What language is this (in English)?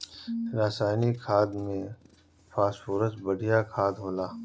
Bhojpuri